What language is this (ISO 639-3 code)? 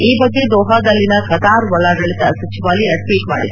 kan